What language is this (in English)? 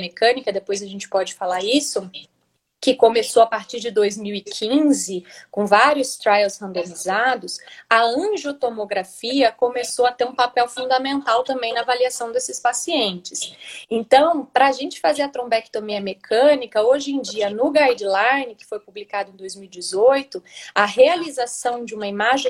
Portuguese